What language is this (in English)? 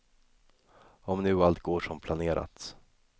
Swedish